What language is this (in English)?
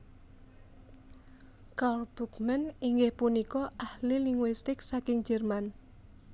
Javanese